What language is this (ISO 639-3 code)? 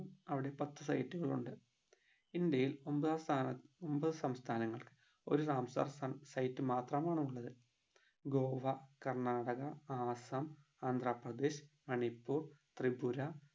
mal